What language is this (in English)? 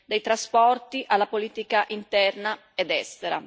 Italian